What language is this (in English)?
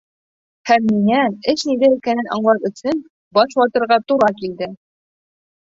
Bashkir